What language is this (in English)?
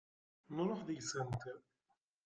Kabyle